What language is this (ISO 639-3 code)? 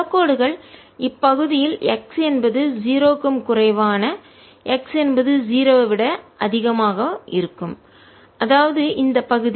tam